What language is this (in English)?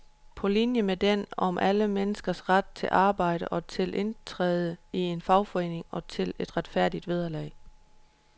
Danish